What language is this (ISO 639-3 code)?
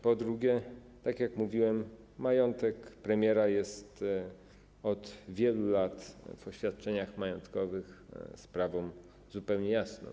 pol